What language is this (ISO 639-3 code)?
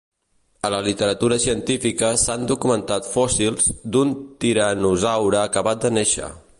cat